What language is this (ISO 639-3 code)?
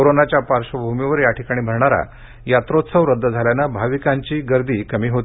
mar